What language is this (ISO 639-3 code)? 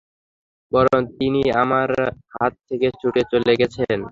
ben